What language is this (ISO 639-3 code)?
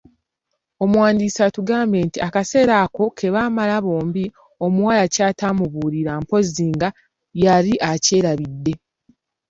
lug